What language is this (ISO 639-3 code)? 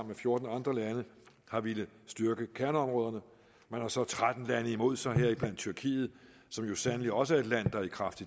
dan